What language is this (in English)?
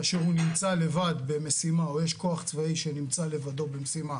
Hebrew